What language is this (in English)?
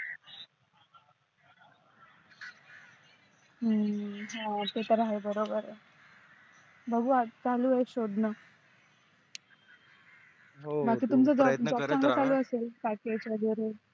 Marathi